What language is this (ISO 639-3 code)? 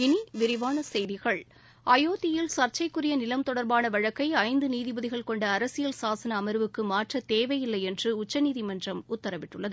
tam